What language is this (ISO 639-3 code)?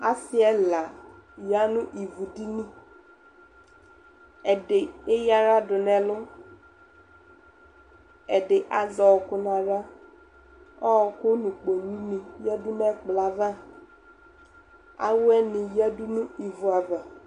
kpo